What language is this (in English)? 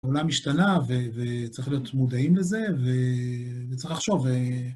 Hebrew